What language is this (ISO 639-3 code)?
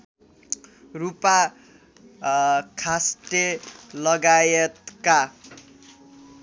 nep